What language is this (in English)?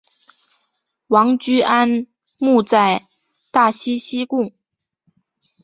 Chinese